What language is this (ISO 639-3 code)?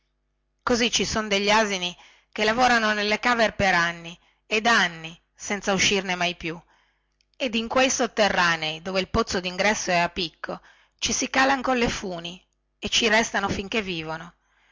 ita